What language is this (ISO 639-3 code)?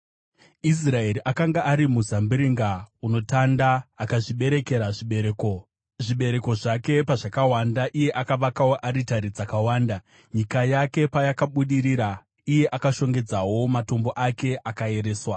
sna